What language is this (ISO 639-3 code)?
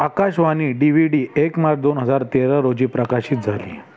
mar